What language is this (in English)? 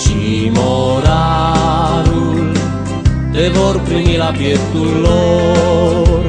Romanian